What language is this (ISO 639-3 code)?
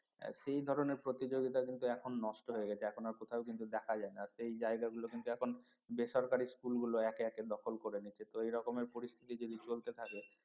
ben